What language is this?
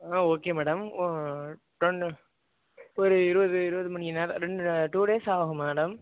Tamil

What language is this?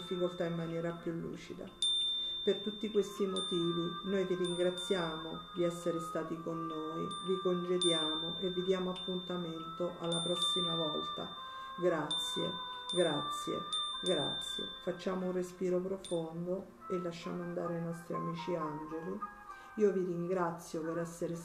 Italian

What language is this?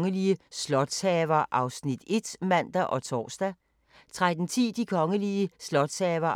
Danish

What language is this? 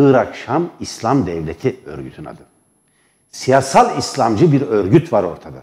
Turkish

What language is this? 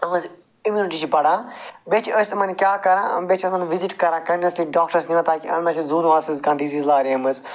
Kashmiri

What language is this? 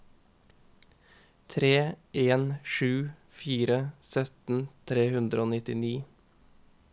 Norwegian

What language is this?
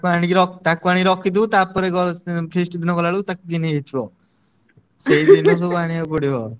Odia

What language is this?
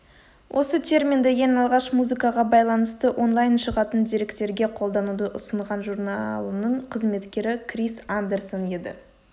Kazakh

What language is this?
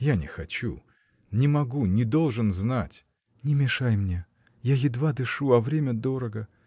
Russian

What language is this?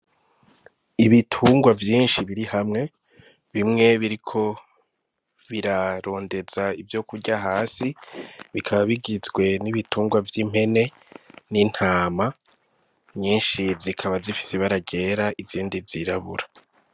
Rundi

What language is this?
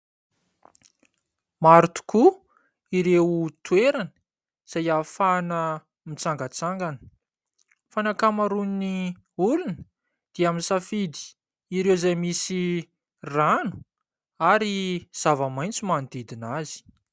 Malagasy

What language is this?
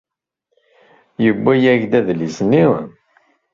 Kabyle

